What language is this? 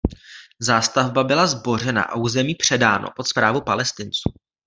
Czech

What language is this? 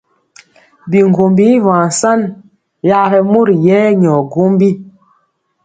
Mpiemo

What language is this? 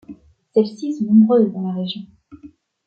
French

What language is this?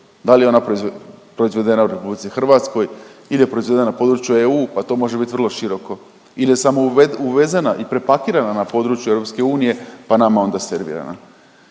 Croatian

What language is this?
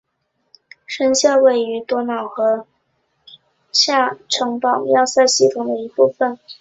Chinese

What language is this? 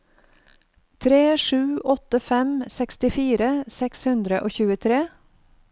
Norwegian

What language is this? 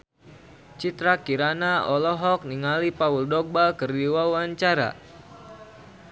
Sundanese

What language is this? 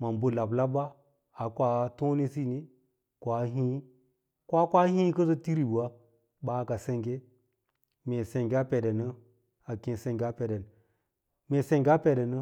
Lala-Roba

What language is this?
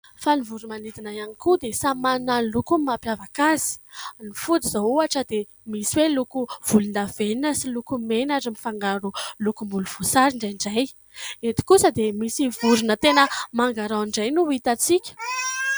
Malagasy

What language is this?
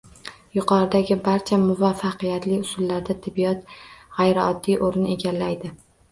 Uzbek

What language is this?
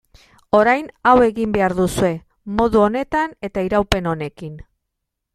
Basque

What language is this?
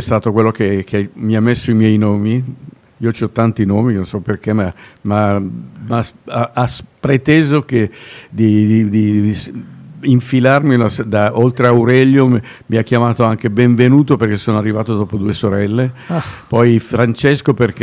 Italian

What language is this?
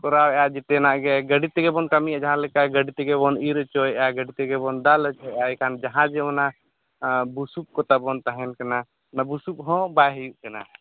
Santali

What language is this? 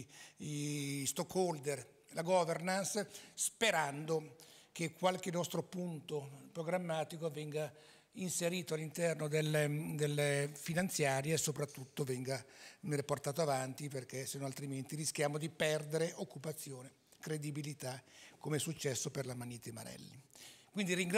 Italian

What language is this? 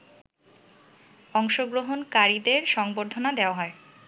Bangla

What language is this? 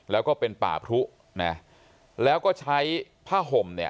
Thai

